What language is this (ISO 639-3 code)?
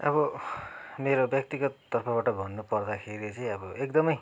nep